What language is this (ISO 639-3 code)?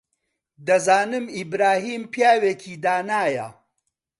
ckb